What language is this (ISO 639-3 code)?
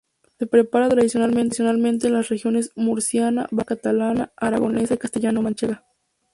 spa